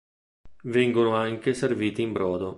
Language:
Italian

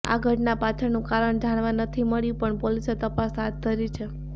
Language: Gujarati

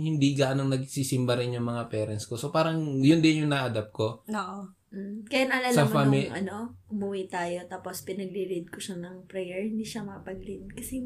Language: Filipino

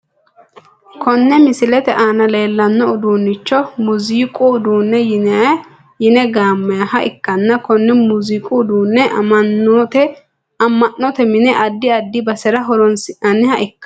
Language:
Sidamo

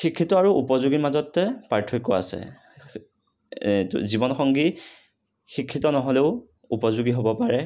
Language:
Assamese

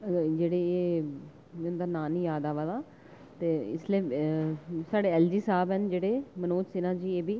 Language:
Dogri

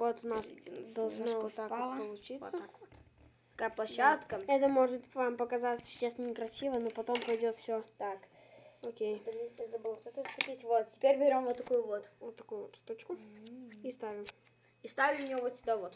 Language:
Russian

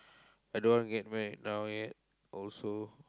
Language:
English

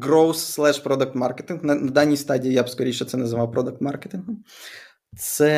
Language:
Ukrainian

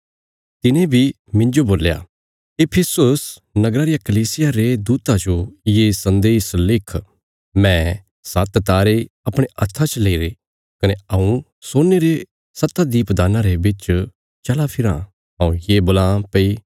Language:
Bilaspuri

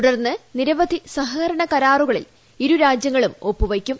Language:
Malayalam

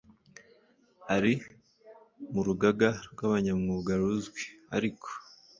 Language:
Kinyarwanda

